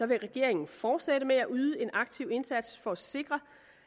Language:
Danish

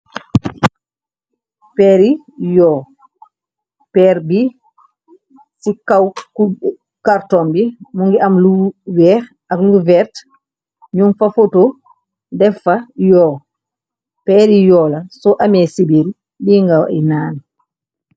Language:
Wolof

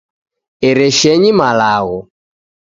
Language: Taita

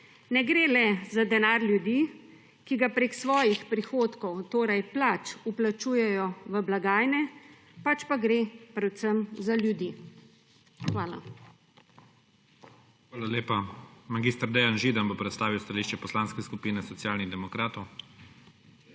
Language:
Slovenian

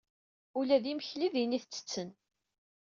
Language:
Kabyle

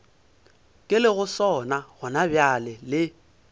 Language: Northern Sotho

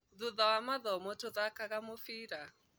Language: Kikuyu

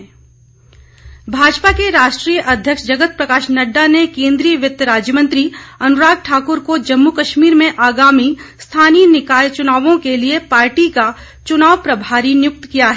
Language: Hindi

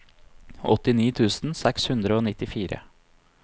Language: Norwegian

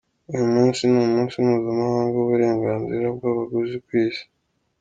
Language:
Kinyarwanda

